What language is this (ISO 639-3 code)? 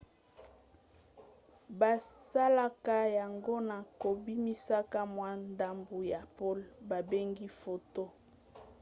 lin